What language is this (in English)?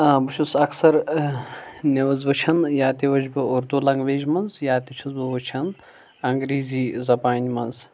Kashmiri